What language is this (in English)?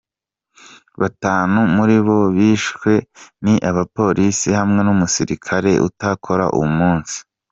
Kinyarwanda